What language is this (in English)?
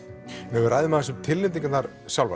Icelandic